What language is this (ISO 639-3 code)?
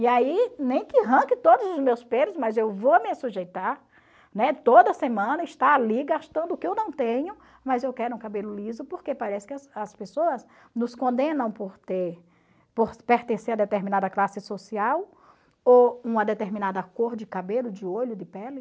por